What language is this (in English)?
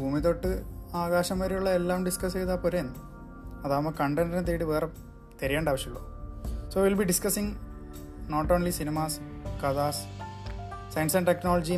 Malayalam